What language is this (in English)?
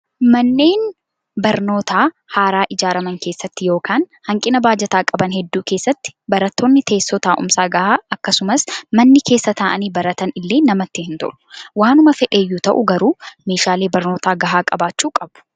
Oromo